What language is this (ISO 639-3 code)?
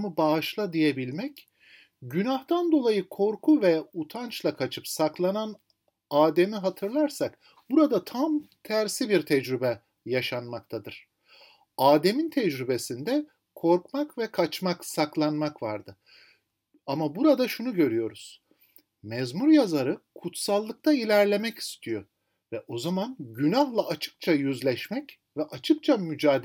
tur